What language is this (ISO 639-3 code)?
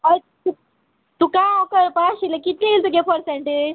kok